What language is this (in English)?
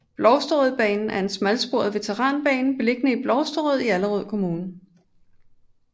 Danish